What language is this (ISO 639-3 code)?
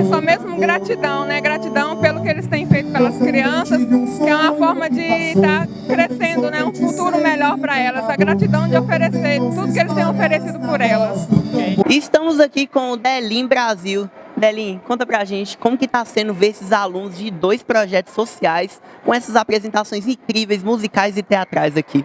por